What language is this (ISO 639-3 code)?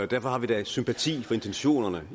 dan